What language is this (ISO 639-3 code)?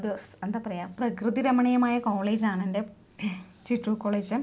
mal